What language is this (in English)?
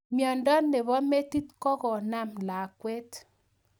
Kalenjin